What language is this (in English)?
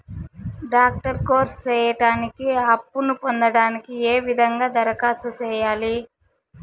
Telugu